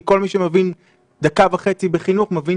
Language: Hebrew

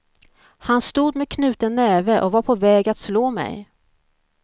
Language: Swedish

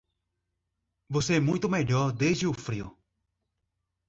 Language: Portuguese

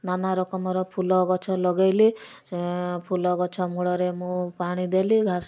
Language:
Odia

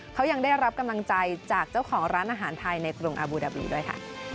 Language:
Thai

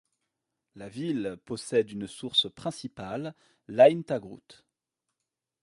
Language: French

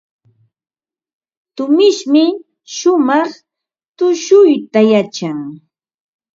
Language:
Ambo-Pasco Quechua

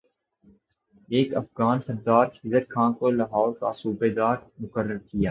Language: Urdu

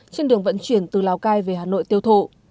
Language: Vietnamese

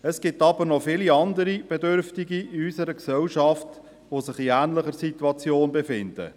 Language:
Swiss German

